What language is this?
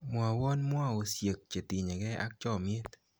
Kalenjin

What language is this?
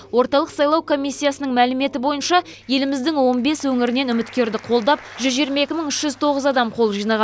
Kazakh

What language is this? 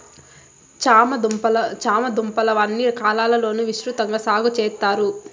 Telugu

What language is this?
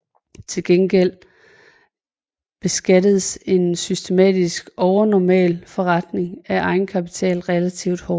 Danish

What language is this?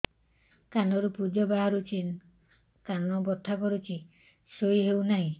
Odia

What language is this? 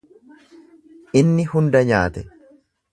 Oromo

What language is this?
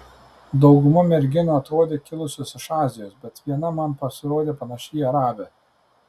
Lithuanian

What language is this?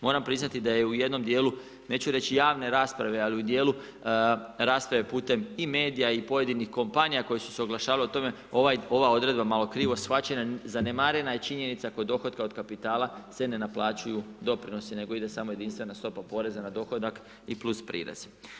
Croatian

